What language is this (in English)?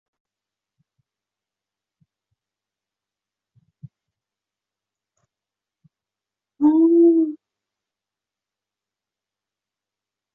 Chinese